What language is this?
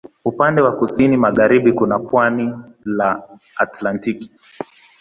Swahili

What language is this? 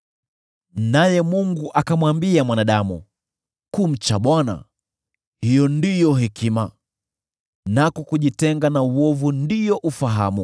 Swahili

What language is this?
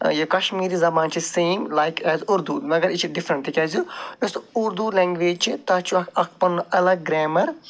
Kashmiri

